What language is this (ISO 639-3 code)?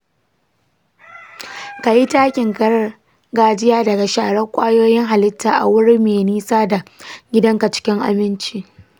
hau